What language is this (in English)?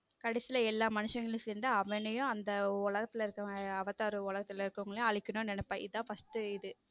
Tamil